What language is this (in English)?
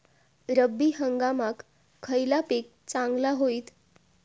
Marathi